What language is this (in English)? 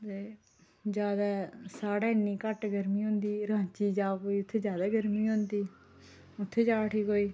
Dogri